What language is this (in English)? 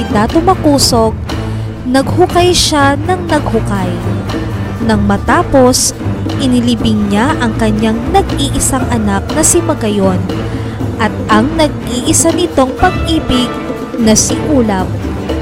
Filipino